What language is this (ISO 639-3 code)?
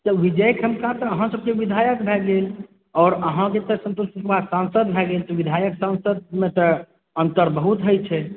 mai